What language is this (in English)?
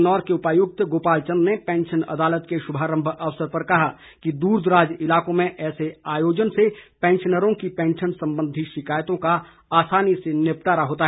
Hindi